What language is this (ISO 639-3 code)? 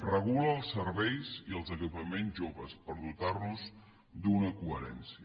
cat